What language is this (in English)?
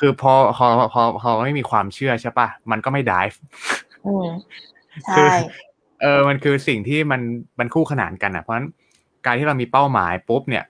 Thai